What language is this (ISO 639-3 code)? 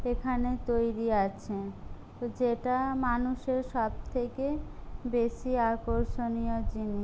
ben